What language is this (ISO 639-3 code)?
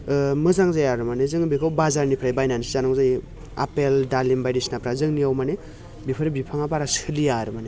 brx